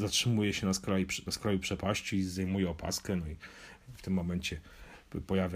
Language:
Polish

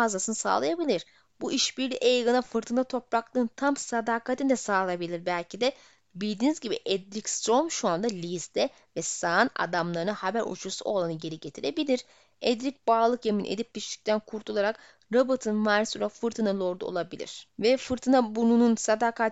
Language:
Turkish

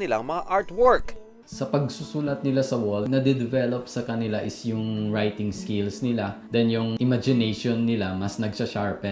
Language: Filipino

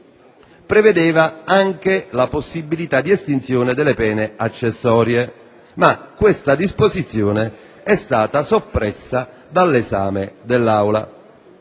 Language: Italian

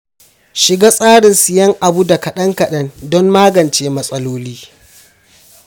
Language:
Hausa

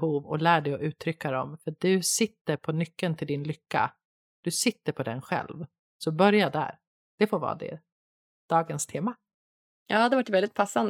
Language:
Swedish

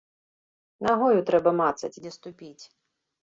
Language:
Belarusian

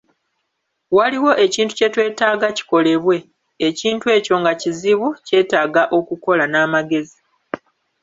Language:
Ganda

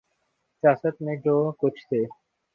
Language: Urdu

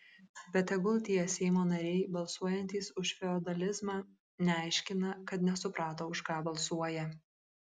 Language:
Lithuanian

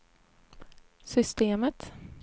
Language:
Swedish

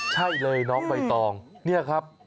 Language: Thai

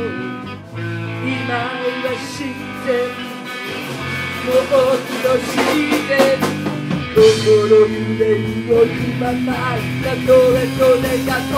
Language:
Dutch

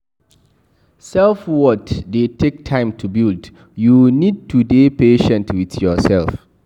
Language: Nigerian Pidgin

